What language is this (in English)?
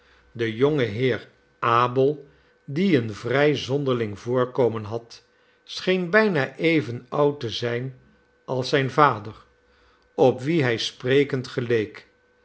Dutch